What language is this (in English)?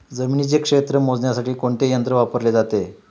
Marathi